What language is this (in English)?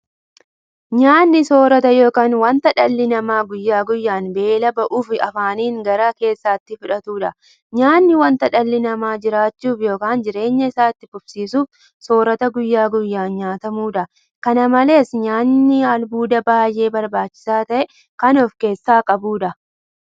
Oromo